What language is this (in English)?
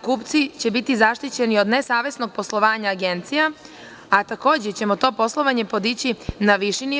Serbian